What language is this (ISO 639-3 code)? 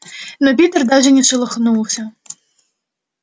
rus